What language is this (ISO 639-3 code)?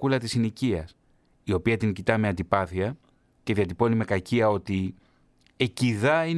ell